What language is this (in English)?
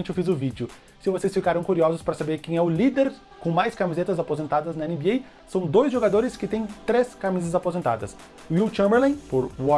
Portuguese